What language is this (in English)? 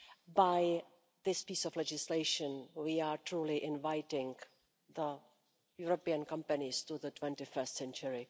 English